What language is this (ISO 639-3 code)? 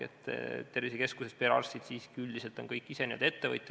est